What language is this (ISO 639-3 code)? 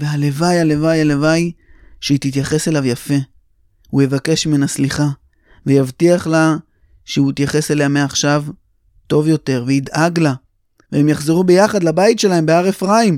heb